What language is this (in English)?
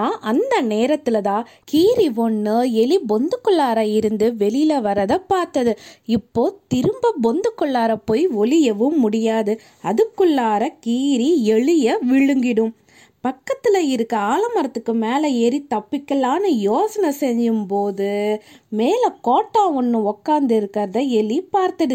Tamil